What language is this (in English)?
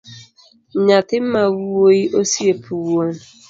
Luo (Kenya and Tanzania)